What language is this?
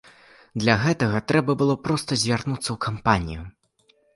Belarusian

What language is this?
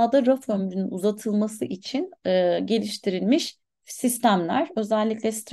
Turkish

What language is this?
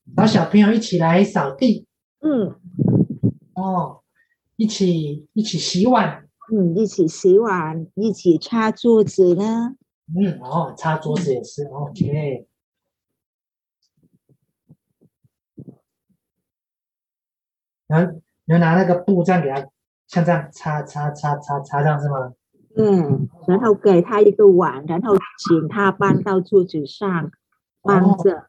Chinese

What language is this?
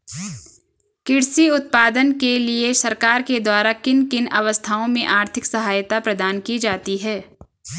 Hindi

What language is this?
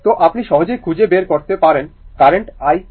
Bangla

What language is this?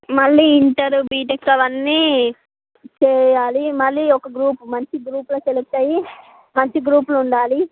Telugu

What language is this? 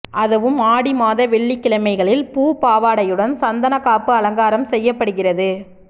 Tamil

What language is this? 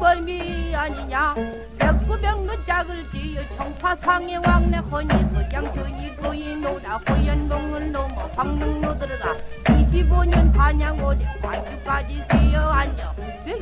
Korean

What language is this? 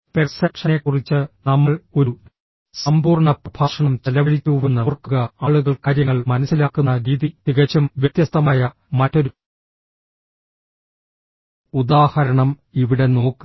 Malayalam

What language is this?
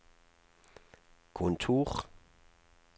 Norwegian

